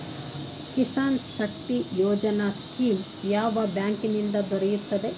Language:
Kannada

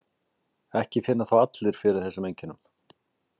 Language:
Icelandic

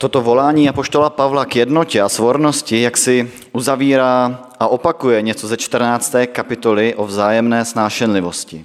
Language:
Czech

